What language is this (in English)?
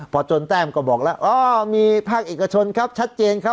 Thai